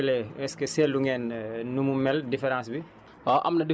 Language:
Wolof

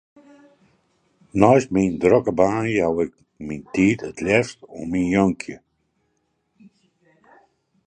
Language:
Western Frisian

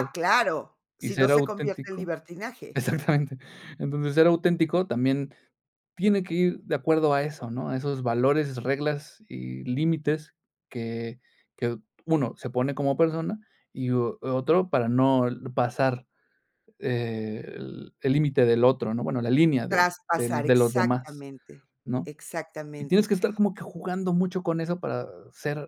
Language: Spanish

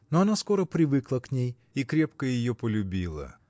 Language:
Russian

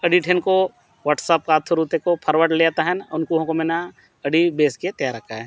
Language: Santali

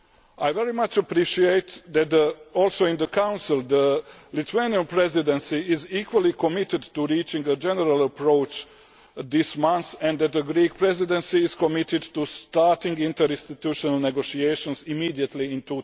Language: English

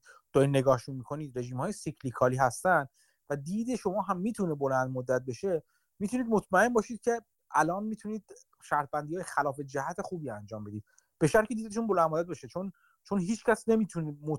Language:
Persian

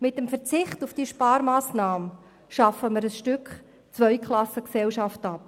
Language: Swiss German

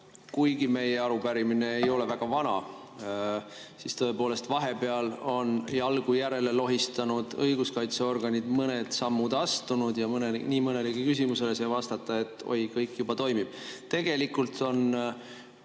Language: Estonian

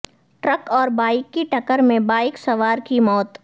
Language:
Urdu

